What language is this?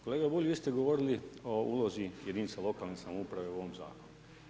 Croatian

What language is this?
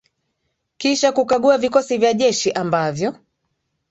Swahili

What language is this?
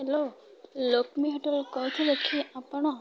Odia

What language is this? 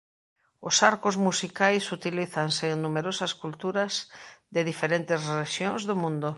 Galician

